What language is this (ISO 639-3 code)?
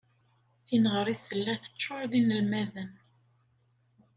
kab